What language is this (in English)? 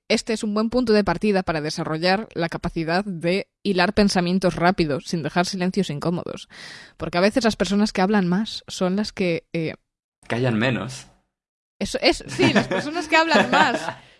Spanish